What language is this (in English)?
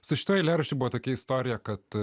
Lithuanian